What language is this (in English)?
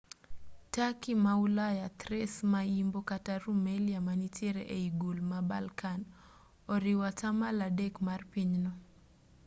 Luo (Kenya and Tanzania)